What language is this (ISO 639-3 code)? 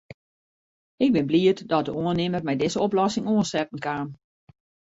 fry